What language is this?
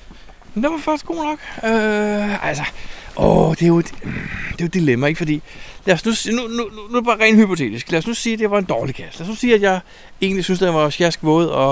Danish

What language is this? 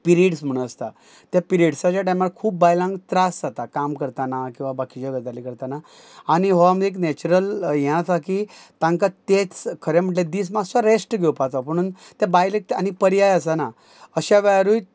Konkani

